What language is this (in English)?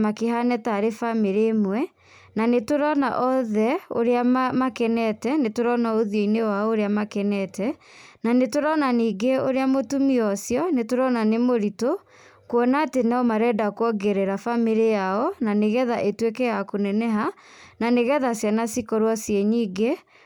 Kikuyu